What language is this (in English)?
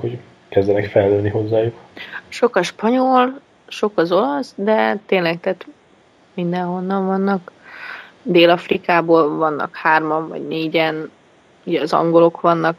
Hungarian